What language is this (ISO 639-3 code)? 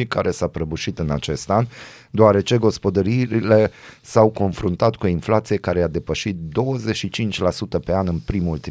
ron